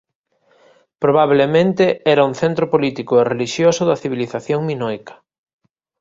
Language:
Galician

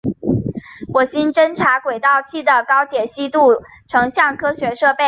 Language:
Chinese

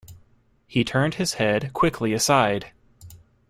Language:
English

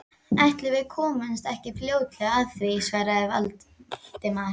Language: Icelandic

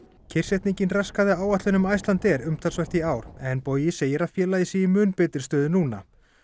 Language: Icelandic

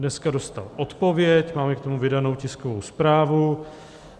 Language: Czech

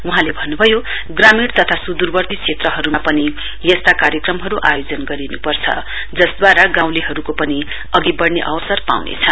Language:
Nepali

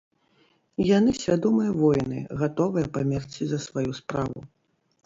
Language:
Belarusian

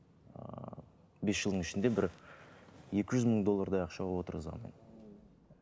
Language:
Kazakh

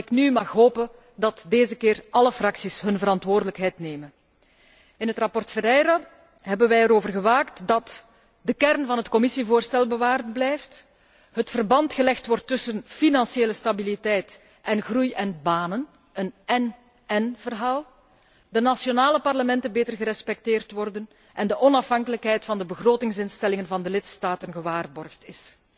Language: Dutch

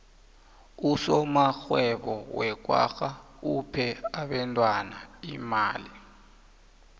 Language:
South Ndebele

